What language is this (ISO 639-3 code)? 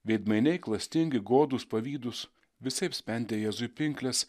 lit